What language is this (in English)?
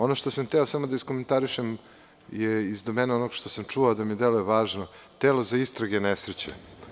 Serbian